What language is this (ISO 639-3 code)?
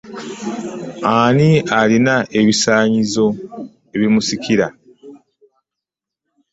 lug